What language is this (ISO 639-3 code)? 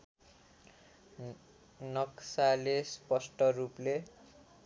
nep